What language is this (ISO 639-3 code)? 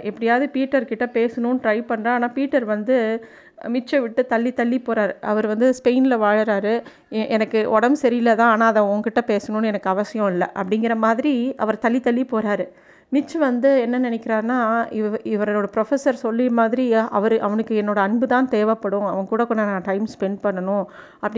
tam